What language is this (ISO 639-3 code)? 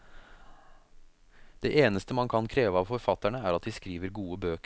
nor